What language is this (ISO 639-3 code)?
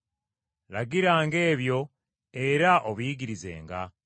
lug